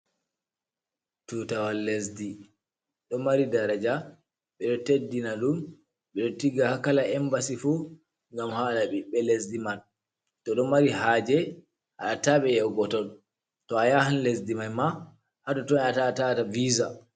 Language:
Fula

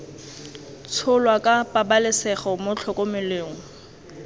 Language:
Tswana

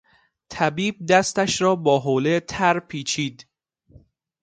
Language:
Persian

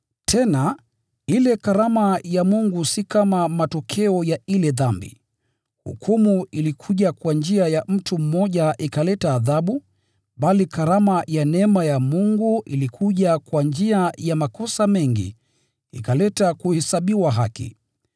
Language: Swahili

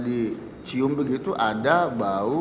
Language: Indonesian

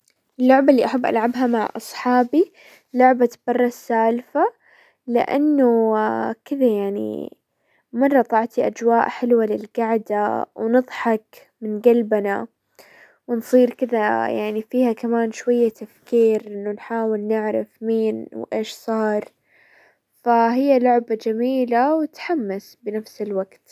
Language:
Hijazi Arabic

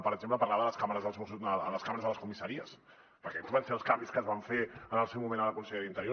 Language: Catalan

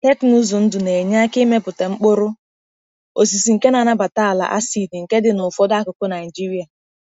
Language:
Igbo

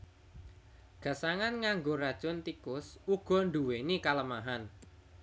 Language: Javanese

